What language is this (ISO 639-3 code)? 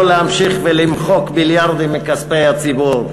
heb